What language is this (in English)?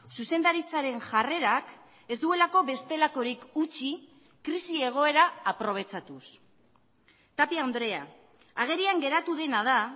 Basque